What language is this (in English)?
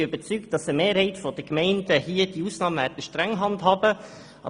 Swiss German